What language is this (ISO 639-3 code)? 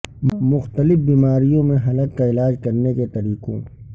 urd